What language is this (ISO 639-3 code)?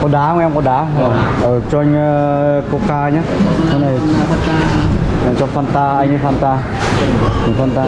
vie